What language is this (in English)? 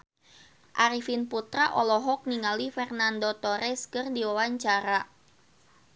Sundanese